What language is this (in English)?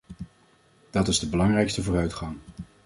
Dutch